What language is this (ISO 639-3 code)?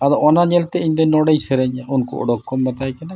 sat